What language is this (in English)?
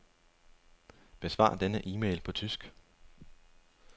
Danish